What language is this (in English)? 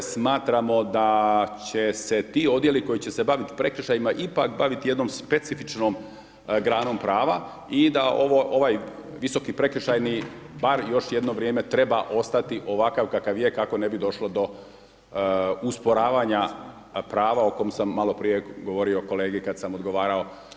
Croatian